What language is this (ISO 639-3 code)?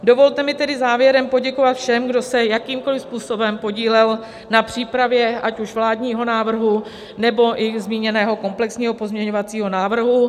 ces